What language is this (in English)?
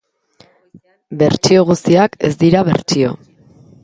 Basque